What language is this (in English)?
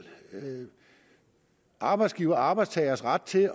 Danish